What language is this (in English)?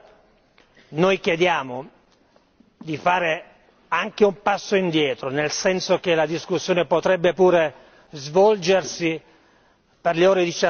Italian